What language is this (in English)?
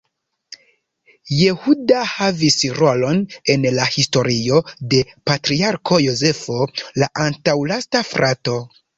Esperanto